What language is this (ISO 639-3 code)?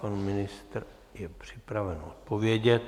ces